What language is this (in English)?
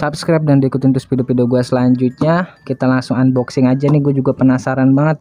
Indonesian